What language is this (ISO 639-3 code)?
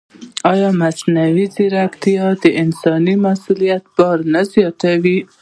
pus